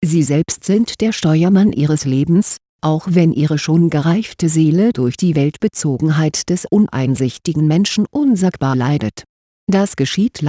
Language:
German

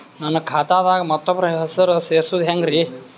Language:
Kannada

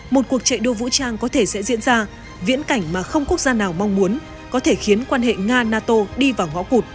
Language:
Vietnamese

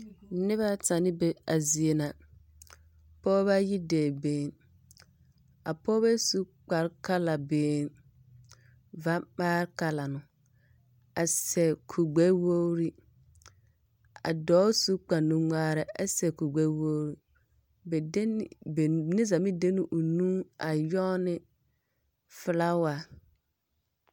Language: Southern Dagaare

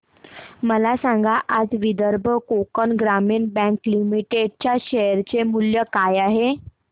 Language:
Marathi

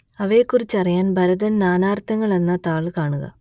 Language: Malayalam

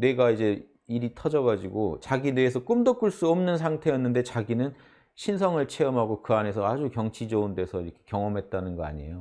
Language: Korean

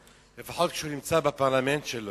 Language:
Hebrew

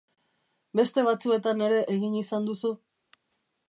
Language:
Basque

